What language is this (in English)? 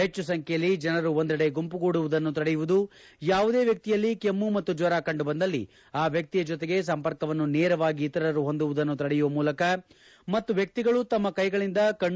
Kannada